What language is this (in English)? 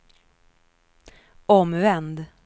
Swedish